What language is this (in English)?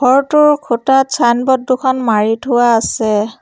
Assamese